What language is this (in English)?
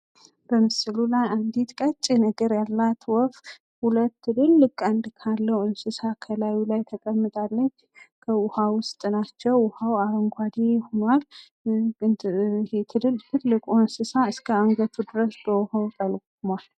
Amharic